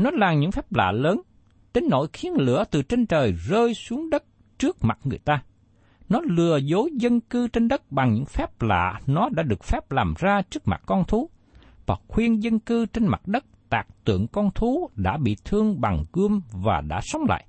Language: Vietnamese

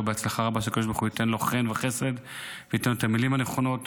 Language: Hebrew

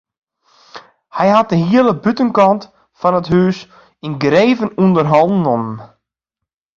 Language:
Western Frisian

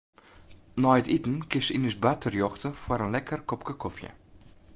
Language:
Western Frisian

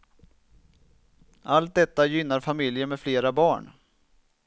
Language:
Swedish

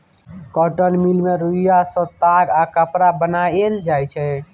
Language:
Maithili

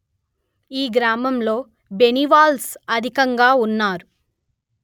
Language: Telugu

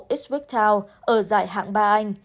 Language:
Vietnamese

